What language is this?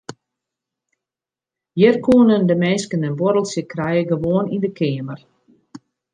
Western Frisian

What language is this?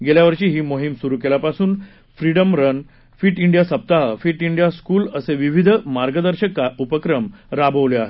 Marathi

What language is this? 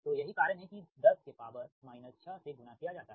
Hindi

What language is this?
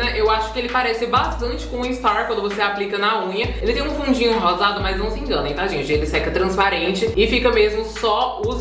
Portuguese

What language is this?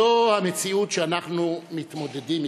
Hebrew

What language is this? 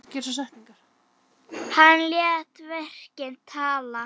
Icelandic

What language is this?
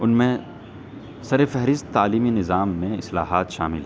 Urdu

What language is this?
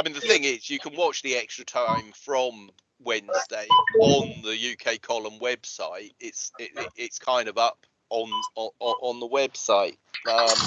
English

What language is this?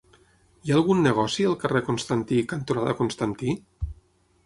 Catalan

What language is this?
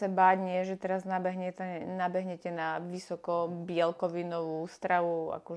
Slovak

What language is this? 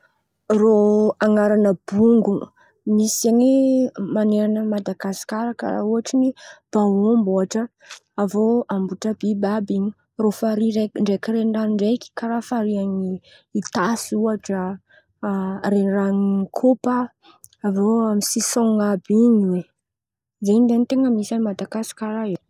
Antankarana Malagasy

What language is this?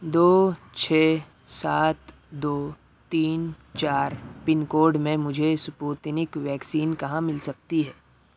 Urdu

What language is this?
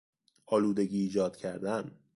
Persian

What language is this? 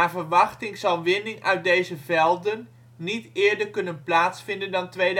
Dutch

